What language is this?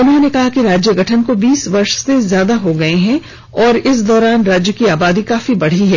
Hindi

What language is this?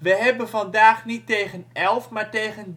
Dutch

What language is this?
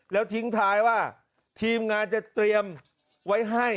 Thai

